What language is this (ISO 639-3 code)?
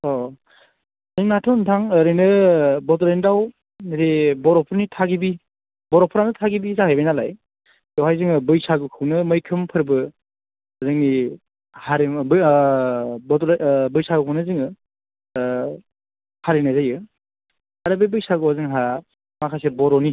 brx